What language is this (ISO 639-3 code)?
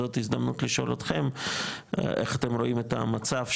heb